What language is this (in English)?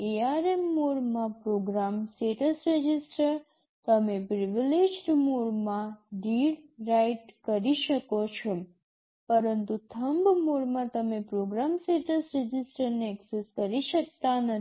Gujarati